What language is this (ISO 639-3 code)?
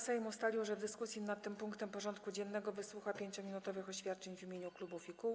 pol